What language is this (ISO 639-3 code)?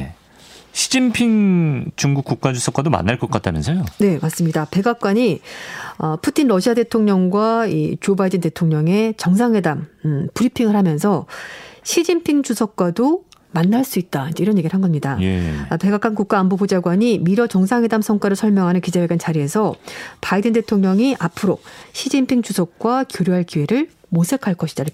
kor